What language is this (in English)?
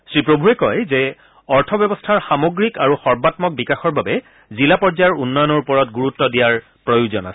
Assamese